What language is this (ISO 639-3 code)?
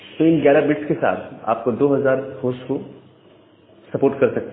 hin